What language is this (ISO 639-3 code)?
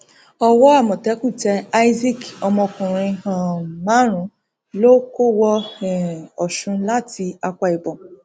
yor